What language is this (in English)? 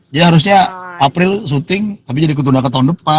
Indonesian